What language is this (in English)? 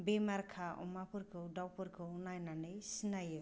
Bodo